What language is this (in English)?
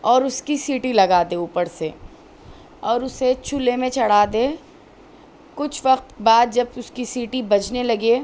Urdu